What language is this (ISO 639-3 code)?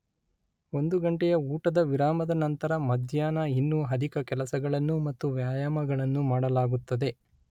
kan